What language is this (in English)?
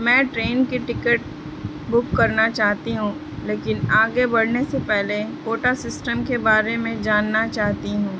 Urdu